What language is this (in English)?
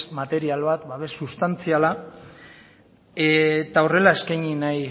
Basque